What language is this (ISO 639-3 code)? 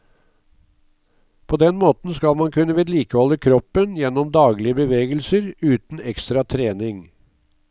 nor